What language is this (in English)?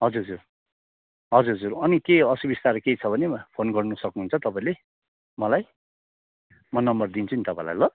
Nepali